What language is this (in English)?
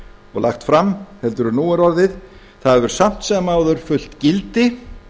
Icelandic